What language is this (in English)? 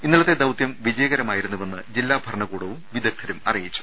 Malayalam